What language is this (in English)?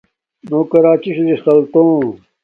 Domaaki